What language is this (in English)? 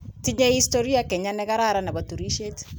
Kalenjin